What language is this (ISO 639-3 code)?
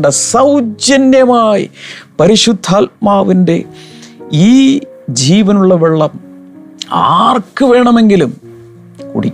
mal